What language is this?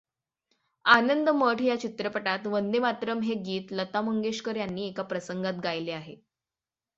Marathi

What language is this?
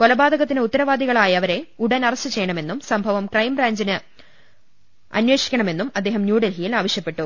Malayalam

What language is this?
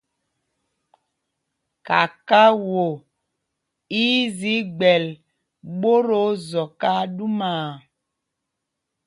Mpumpong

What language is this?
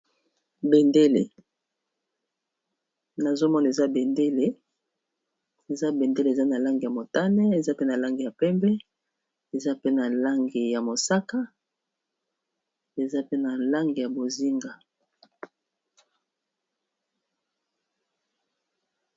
Lingala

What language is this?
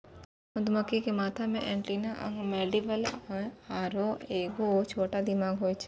Maithili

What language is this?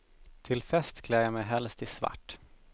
Swedish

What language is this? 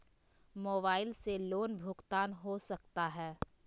Magahi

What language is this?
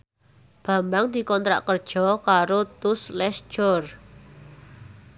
Javanese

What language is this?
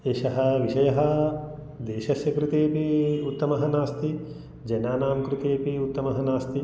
Sanskrit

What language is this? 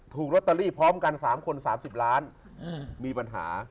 Thai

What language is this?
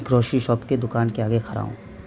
Urdu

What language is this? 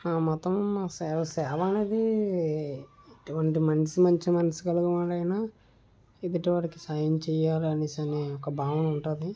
Telugu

